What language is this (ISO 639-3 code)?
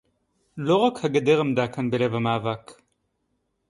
heb